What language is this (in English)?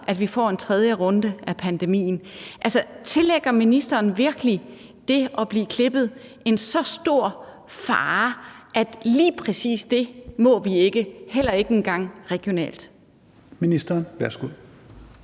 Danish